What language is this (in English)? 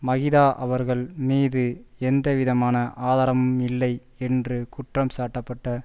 Tamil